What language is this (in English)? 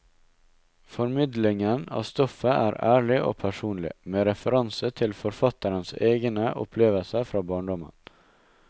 Norwegian